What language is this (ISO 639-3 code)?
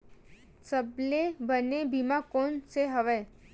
hne